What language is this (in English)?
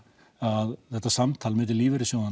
Icelandic